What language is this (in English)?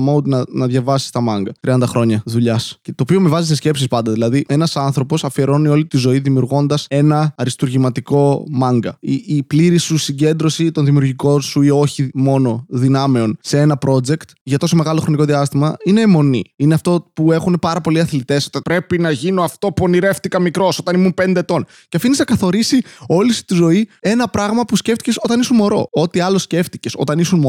Greek